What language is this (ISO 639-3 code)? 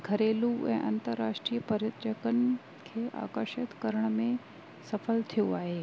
snd